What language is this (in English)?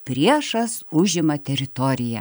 Lithuanian